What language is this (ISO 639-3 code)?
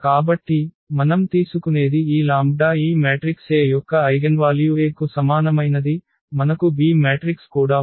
tel